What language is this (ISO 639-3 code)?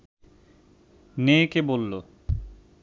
ben